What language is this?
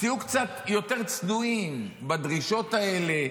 Hebrew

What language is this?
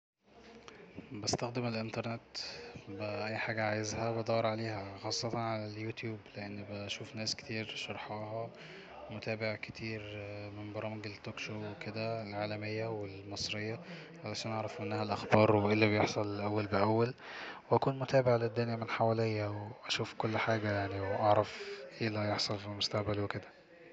Egyptian Arabic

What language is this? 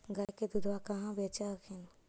Magahi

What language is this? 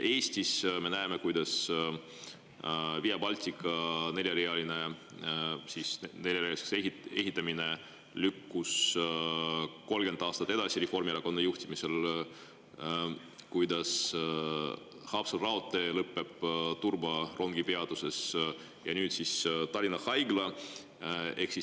Estonian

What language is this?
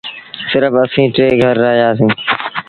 Sindhi Bhil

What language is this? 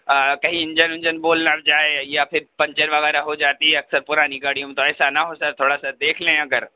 Urdu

